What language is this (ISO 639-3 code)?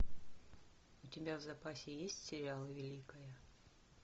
rus